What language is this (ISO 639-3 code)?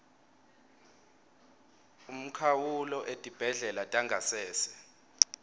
ssw